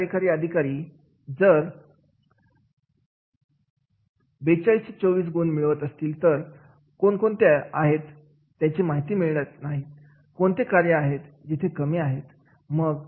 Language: Marathi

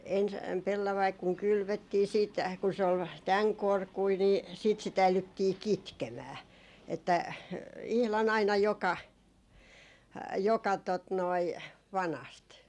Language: Finnish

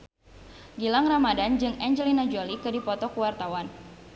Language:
Sundanese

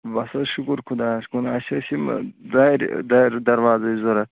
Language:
Kashmiri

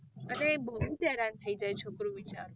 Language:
Gujarati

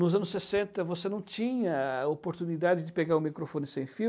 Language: Portuguese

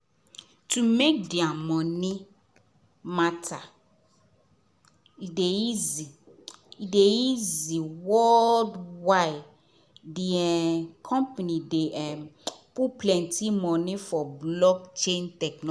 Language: Nigerian Pidgin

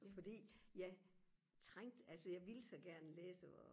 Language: Danish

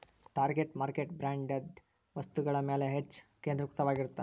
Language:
Kannada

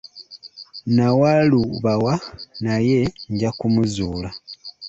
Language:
Ganda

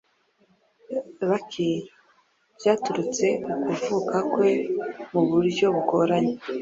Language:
Kinyarwanda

